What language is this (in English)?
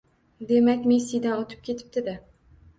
Uzbek